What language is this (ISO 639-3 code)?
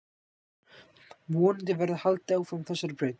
isl